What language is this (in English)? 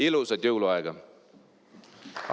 Estonian